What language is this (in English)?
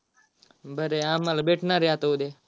Marathi